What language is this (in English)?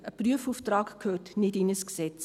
Swiss German